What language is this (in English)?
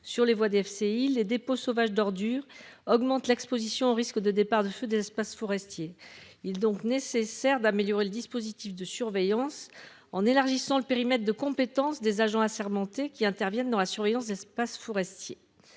French